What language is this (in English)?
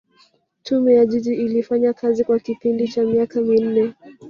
Swahili